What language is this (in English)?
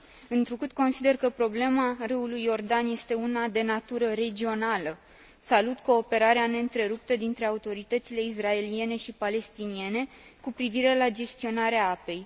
Romanian